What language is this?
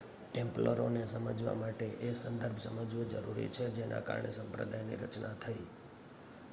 Gujarati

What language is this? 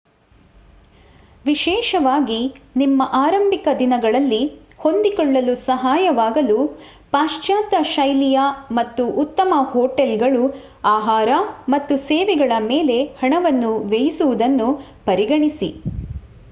Kannada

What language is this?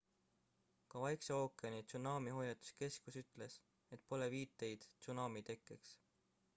Estonian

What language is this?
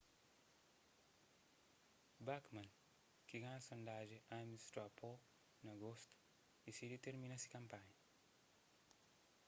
Kabuverdianu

